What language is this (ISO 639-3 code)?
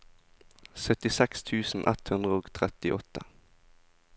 nor